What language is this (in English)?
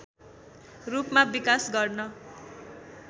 Nepali